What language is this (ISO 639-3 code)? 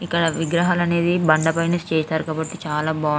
tel